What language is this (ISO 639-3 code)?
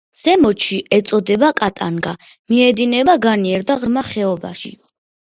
kat